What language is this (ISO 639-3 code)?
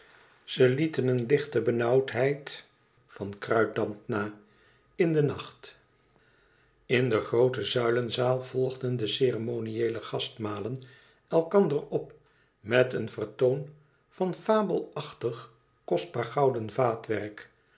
nld